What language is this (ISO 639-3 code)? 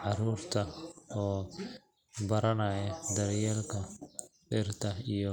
som